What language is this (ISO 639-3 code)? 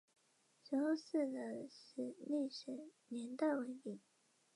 zho